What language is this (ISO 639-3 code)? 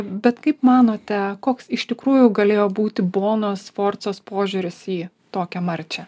lit